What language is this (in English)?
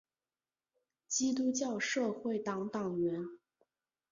Chinese